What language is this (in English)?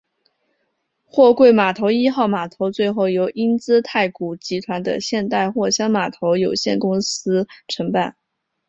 Chinese